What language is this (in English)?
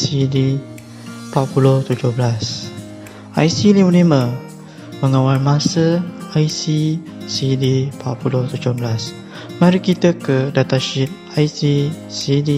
Malay